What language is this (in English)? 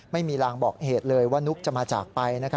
Thai